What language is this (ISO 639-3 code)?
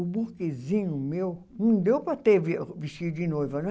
por